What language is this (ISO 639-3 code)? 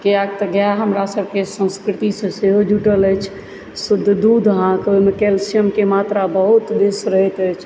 mai